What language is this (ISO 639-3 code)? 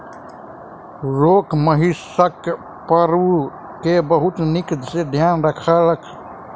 mai